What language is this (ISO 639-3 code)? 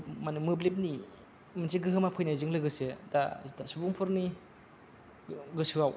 brx